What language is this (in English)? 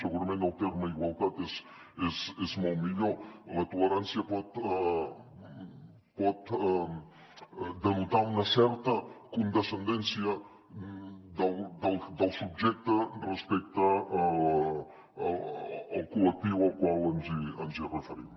Catalan